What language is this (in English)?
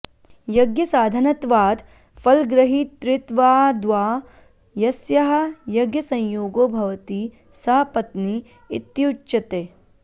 Sanskrit